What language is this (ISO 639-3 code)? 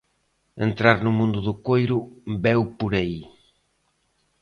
glg